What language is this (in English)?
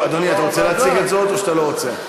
Hebrew